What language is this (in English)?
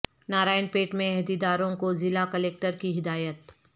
Urdu